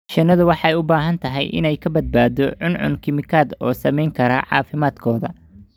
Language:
Somali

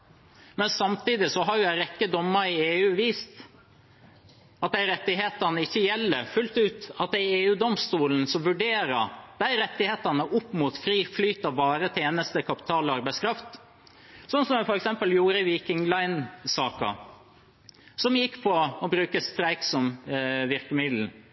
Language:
Norwegian Bokmål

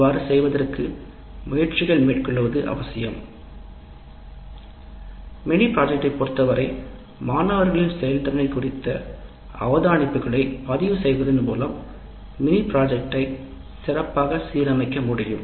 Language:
Tamil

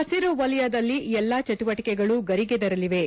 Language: Kannada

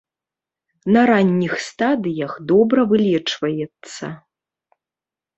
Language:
Belarusian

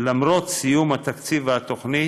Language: Hebrew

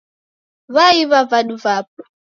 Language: Taita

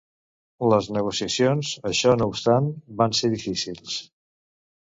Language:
Catalan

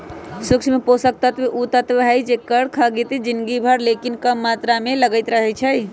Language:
Magahi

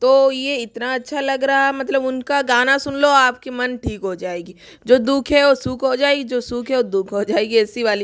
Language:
Hindi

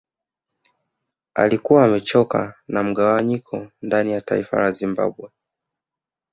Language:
Swahili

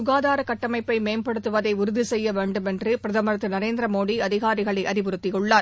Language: Tamil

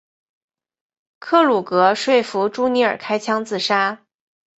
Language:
Chinese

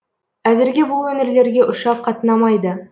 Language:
Kazakh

